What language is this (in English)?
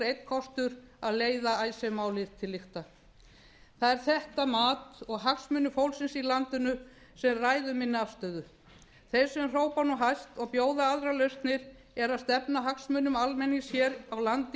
Icelandic